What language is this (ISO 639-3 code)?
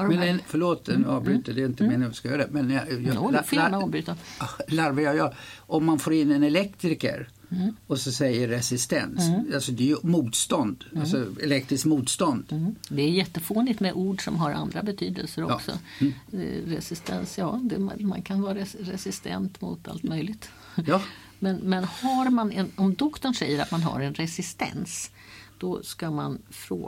swe